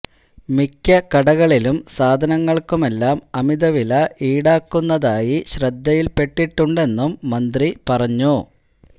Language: Malayalam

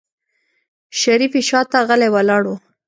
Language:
Pashto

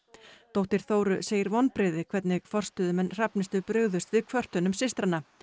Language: Icelandic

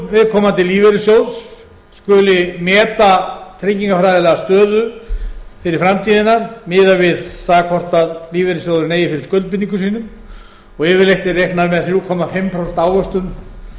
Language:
Icelandic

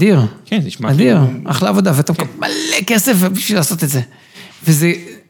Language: Hebrew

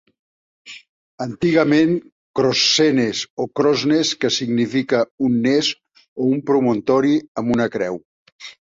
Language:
Catalan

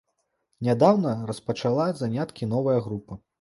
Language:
Belarusian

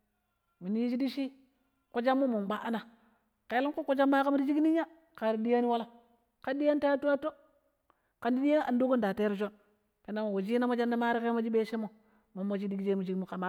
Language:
Pero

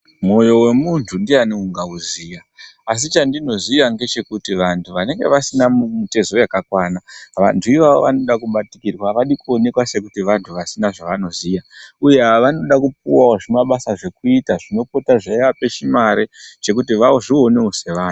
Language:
Ndau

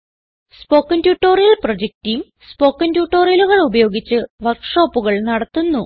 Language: Malayalam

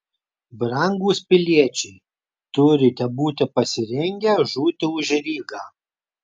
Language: Lithuanian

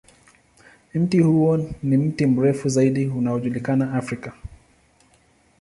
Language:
Swahili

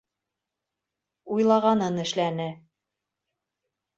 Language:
Bashkir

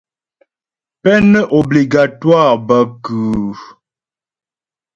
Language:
Ghomala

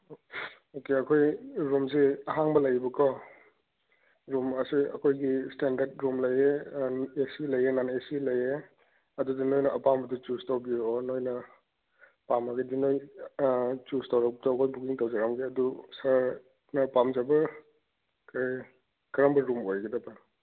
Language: Manipuri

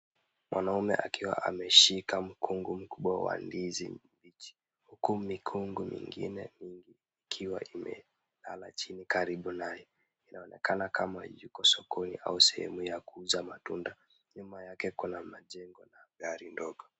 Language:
Swahili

